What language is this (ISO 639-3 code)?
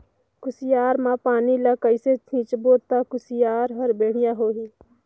hne